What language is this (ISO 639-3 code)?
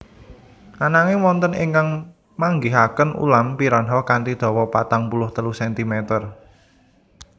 jav